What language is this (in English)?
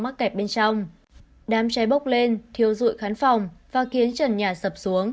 Vietnamese